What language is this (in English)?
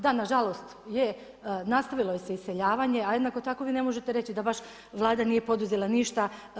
Croatian